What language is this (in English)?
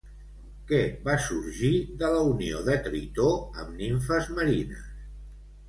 Catalan